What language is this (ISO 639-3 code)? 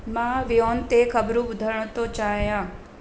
snd